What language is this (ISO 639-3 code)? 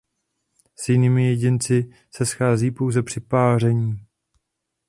ces